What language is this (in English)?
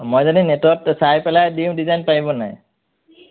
Assamese